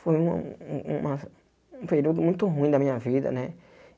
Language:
Portuguese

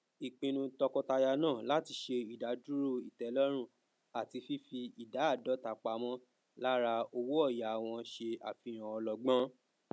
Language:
Yoruba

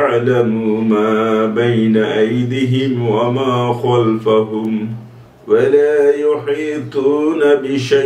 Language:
Arabic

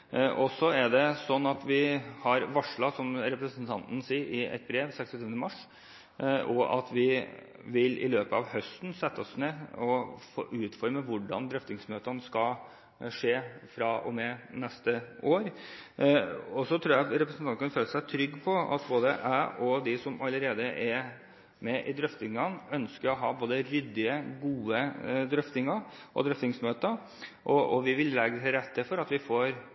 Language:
Norwegian Bokmål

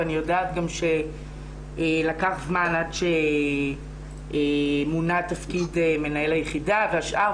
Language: Hebrew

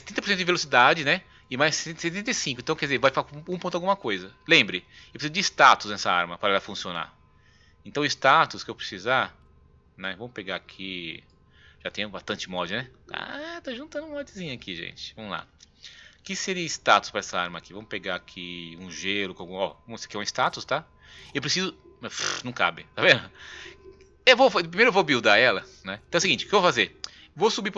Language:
Portuguese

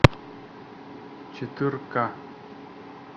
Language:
Russian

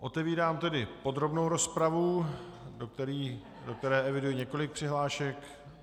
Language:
Czech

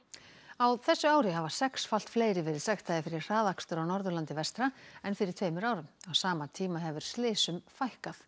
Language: Icelandic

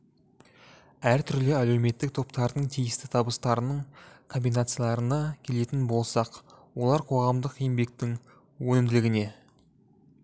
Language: Kazakh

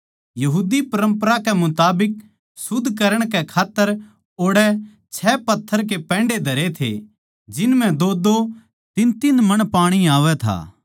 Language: Haryanvi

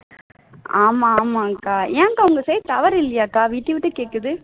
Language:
Tamil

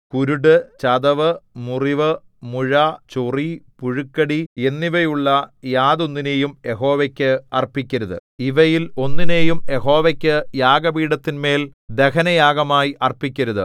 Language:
Malayalam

